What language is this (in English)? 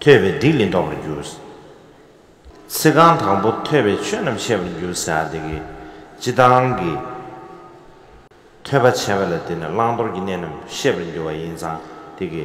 Korean